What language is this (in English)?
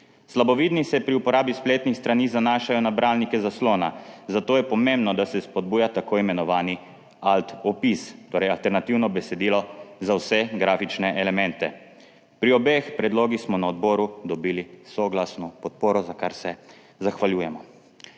Slovenian